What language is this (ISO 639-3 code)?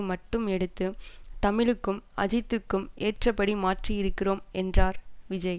tam